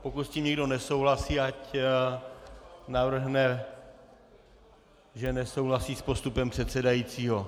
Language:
Czech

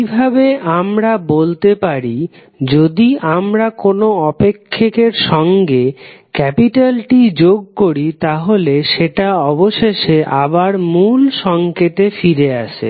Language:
Bangla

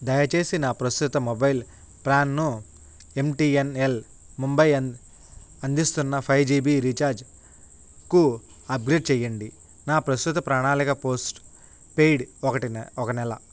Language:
Telugu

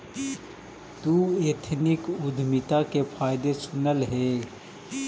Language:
Magahi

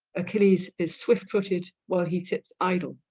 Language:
English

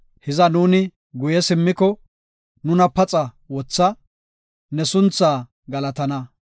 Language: Gofa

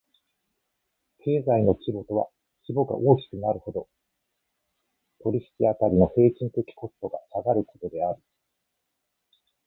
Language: Japanese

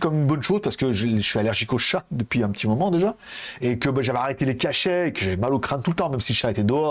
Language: French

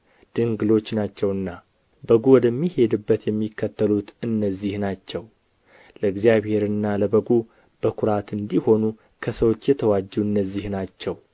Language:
Amharic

